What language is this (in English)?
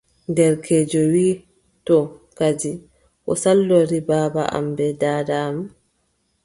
Adamawa Fulfulde